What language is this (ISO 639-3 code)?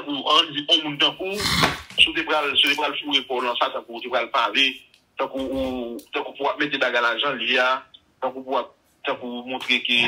fra